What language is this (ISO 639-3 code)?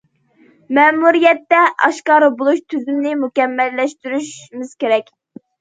uig